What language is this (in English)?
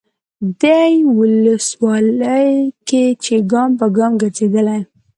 Pashto